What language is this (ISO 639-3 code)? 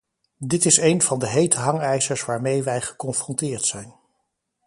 nld